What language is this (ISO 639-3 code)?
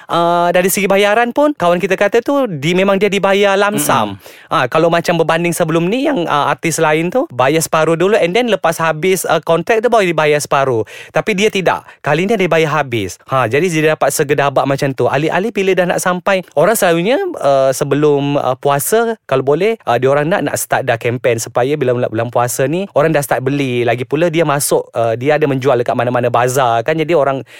msa